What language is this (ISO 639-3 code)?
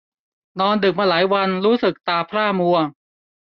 tha